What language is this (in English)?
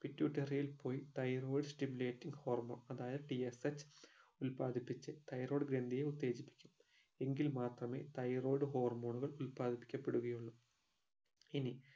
Malayalam